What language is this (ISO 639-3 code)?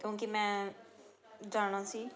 pan